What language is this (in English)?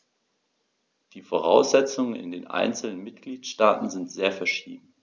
German